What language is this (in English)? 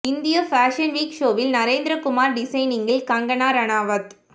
Tamil